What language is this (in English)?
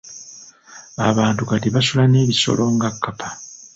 Ganda